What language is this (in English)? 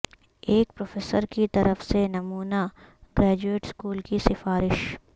Urdu